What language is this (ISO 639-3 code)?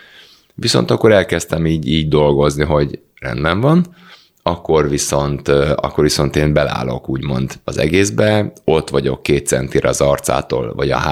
hun